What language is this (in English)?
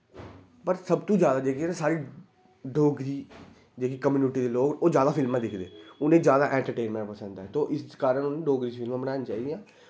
Dogri